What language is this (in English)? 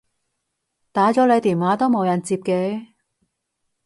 Cantonese